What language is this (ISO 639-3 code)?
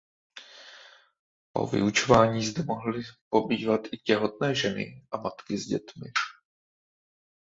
ces